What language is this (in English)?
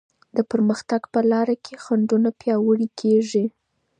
Pashto